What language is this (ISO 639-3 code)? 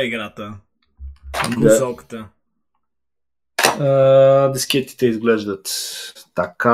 bul